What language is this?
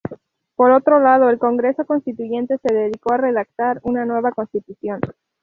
Spanish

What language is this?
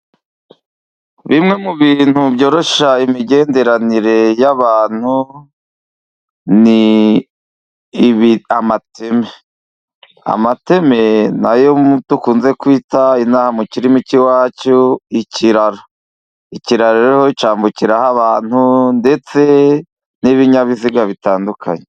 Kinyarwanda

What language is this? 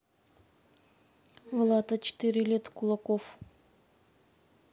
Russian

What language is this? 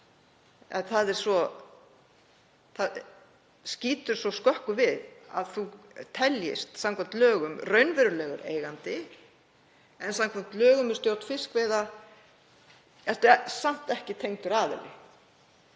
Icelandic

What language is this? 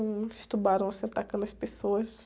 Portuguese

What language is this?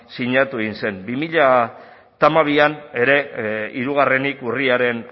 Basque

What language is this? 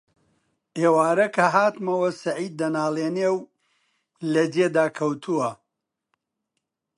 Central Kurdish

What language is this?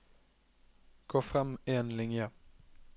Norwegian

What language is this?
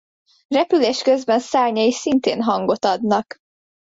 Hungarian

